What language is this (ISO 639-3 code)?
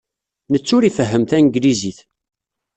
kab